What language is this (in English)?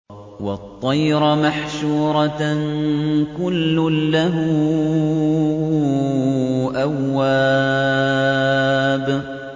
Arabic